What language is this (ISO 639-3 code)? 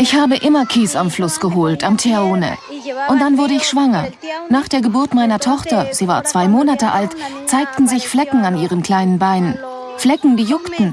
deu